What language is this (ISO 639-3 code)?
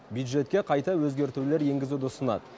kaz